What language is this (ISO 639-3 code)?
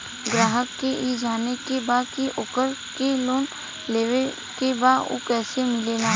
bho